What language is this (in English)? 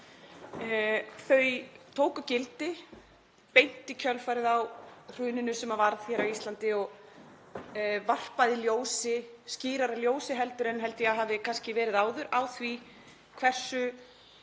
Icelandic